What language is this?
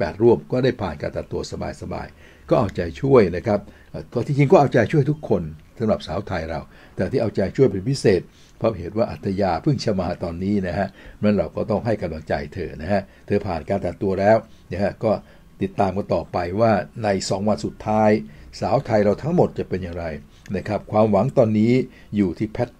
Thai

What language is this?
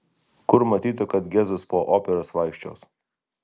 Lithuanian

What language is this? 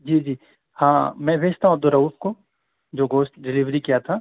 Urdu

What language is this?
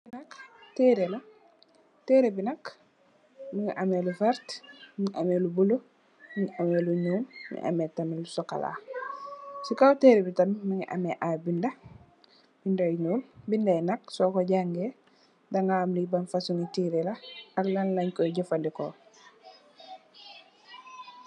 Wolof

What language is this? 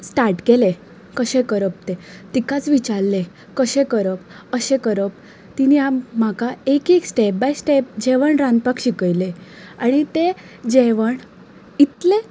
Konkani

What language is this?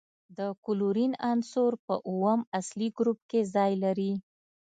Pashto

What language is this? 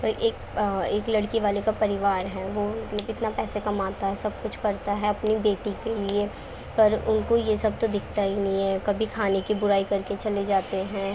Urdu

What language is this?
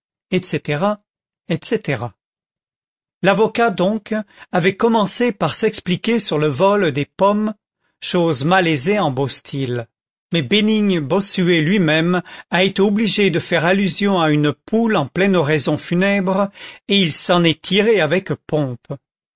French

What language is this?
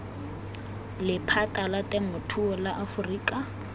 Tswana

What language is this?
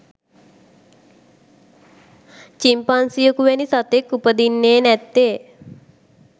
Sinhala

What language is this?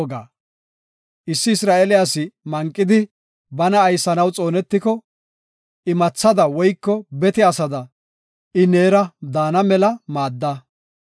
Gofa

